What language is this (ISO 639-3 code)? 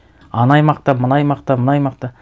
kaz